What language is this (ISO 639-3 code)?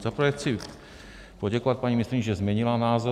ces